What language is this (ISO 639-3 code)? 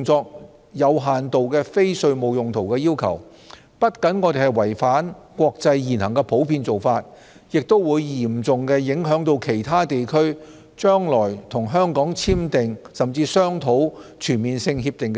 yue